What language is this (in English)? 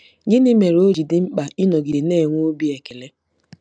Igbo